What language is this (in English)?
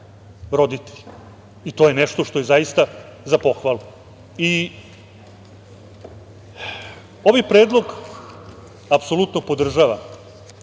Serbian